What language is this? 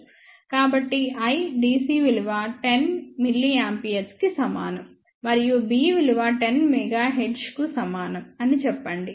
Telugu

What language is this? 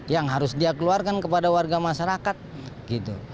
Indonesian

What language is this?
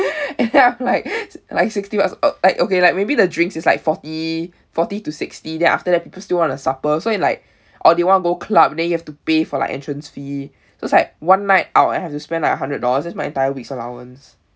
English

